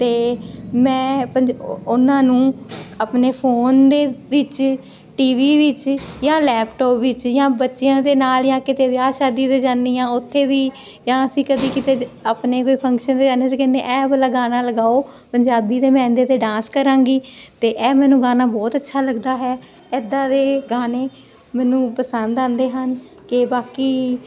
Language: Punjabi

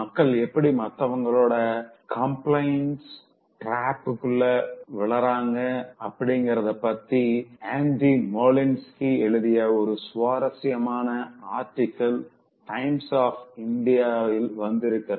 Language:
Tamil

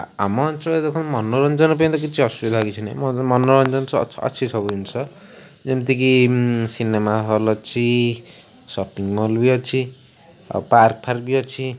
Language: Odia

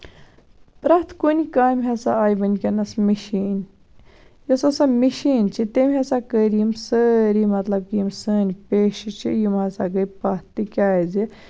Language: Kashmiri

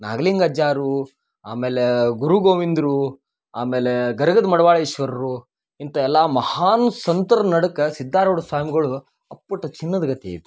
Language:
Kannada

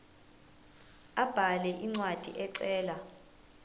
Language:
Zulu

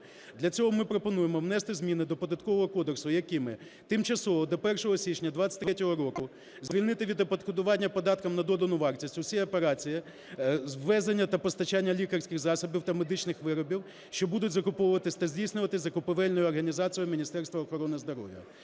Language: Ukrainian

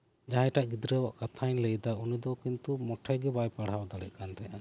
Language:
Santali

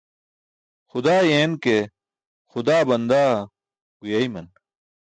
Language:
Burushaski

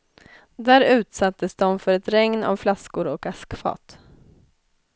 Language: Swedish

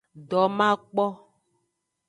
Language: Aja (Benin)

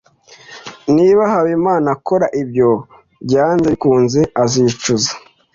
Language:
Kinyarwanda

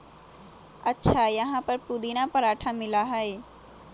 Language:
Magahi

